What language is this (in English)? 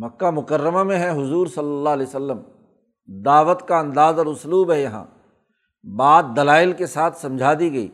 Urdu